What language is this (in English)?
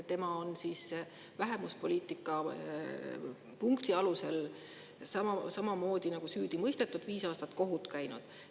Estonian